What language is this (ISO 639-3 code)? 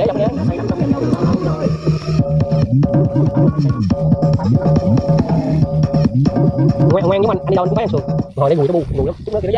vie